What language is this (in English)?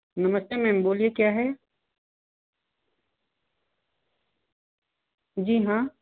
Hindi